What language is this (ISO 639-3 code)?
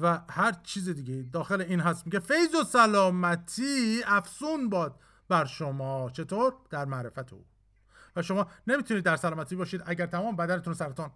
fas